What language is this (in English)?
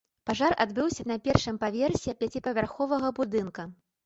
Belarusian